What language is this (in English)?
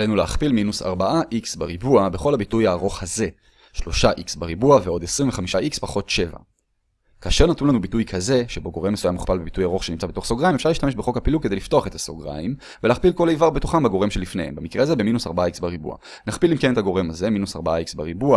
Hebrew